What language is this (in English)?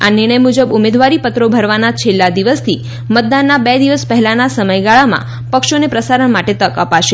Gujarati